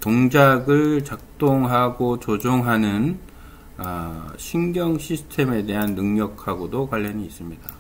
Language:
Korean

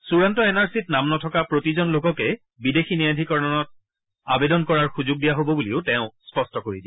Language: Assamese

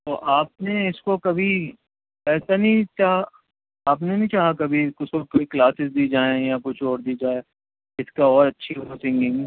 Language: Urdu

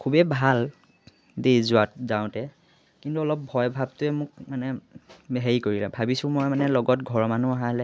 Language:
Assamese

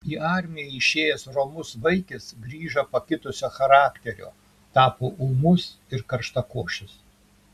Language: Lithuanian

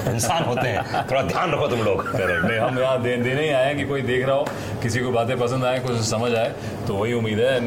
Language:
Hindi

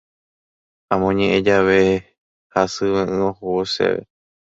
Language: Guarani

